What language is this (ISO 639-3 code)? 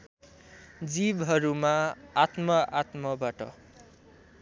nep